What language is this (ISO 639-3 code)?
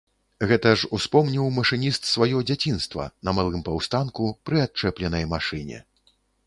bel